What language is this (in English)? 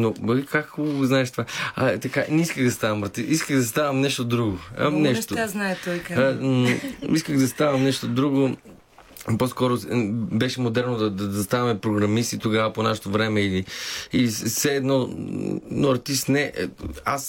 Bulgarian